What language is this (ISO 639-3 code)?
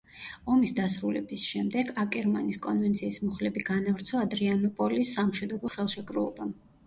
kat